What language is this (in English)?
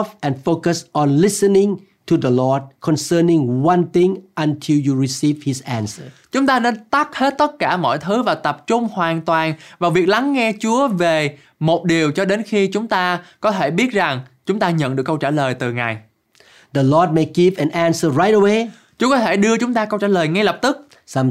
Vietnamese